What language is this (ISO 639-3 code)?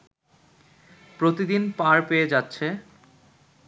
ben